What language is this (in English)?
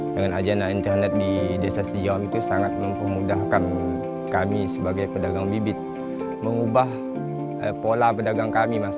Indonesian